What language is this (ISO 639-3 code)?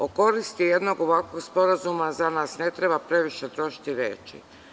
srp